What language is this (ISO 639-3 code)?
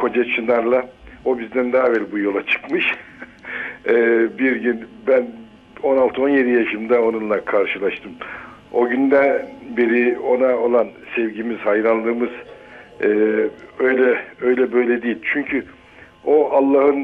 tur